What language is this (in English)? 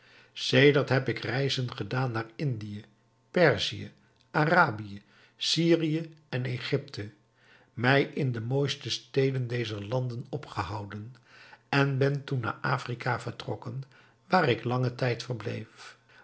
Dutch